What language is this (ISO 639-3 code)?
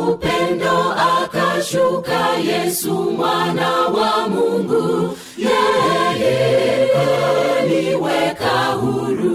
swa